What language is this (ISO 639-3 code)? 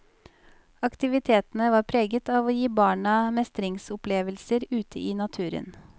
nor